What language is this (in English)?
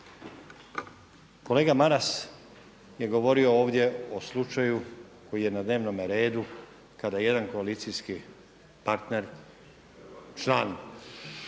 Croatian